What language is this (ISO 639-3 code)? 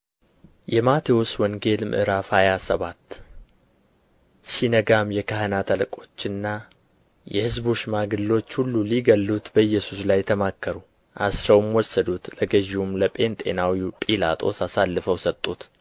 amh